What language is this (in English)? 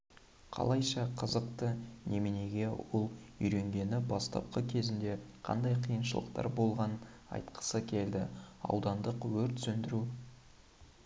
Kazakh